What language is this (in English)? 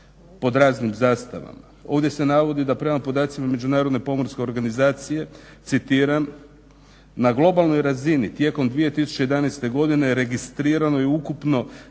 Croatian